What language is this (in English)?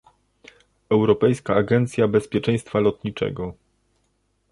Polish